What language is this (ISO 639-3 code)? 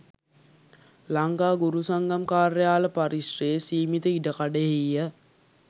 sin